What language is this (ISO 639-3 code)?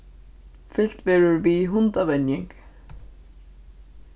fao